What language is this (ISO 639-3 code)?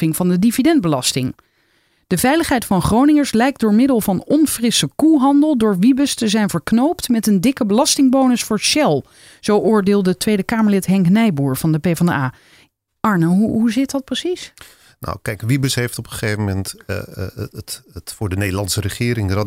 nld